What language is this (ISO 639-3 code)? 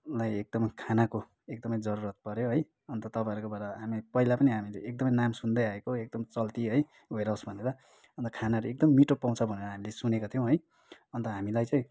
nep